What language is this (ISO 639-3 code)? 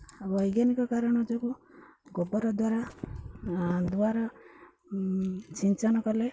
ori